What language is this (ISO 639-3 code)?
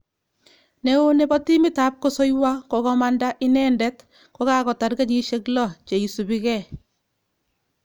kln